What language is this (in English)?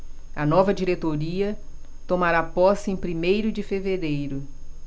Portuguese